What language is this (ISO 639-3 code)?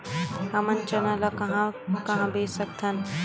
hne